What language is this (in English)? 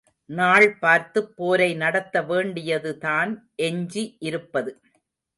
Tamil